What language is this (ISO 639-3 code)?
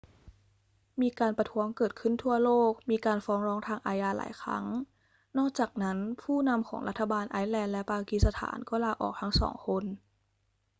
tha